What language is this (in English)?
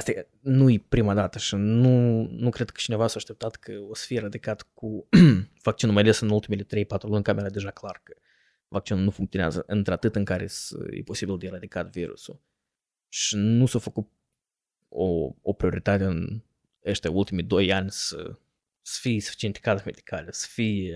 Romanian